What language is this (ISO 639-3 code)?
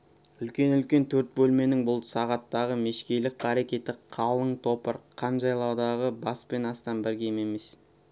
kaz